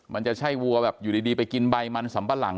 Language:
Thai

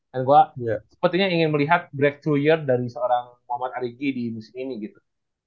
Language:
Indonesian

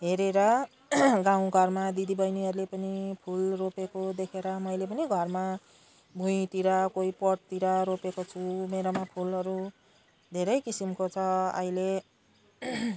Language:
Nepali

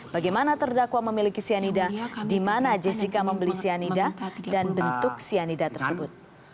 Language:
Indonesian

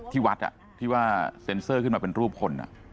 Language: Thai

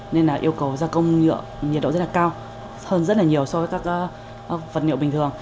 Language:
Vietnamese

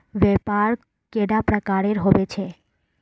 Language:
Magahi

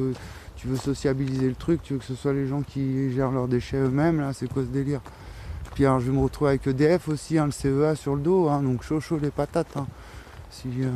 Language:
French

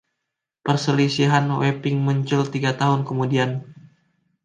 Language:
Indonesian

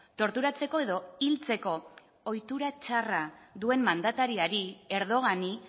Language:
Basque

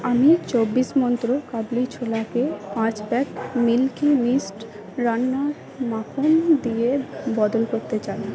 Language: Bangla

